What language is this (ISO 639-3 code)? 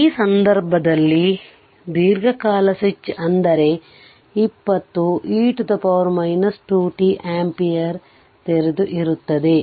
kan